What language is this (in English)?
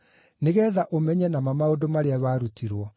Kikuyu